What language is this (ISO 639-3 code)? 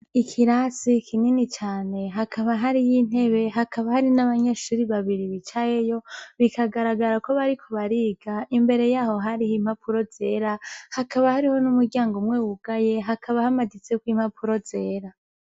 run